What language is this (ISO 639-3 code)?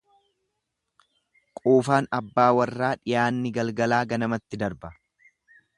orm